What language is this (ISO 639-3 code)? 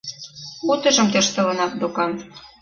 chm